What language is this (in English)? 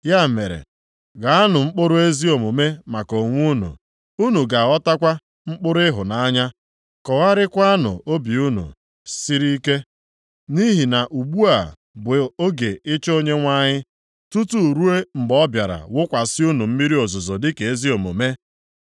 Igbo